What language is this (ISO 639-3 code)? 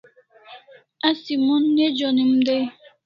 kls